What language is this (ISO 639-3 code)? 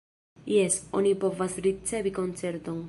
epo